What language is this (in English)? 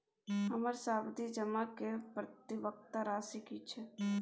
Maithili